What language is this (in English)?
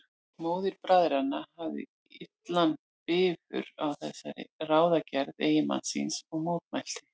Icelandic